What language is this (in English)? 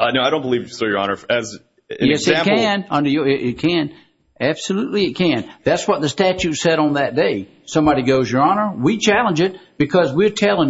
English